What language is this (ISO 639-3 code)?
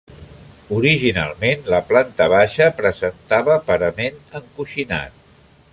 cat